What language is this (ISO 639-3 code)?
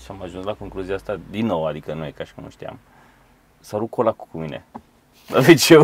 ron